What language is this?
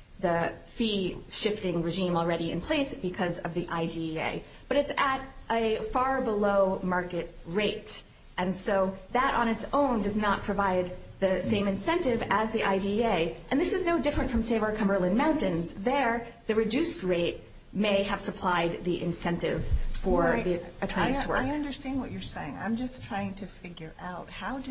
English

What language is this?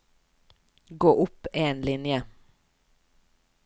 Norwegian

